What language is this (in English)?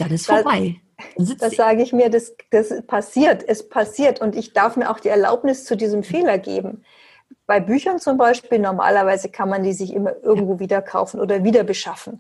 German